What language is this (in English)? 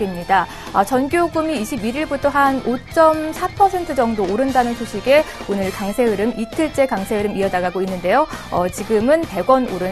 Korean